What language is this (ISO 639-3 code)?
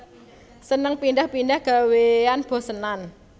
jav